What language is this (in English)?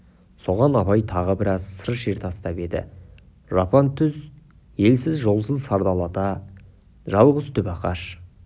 Kazakh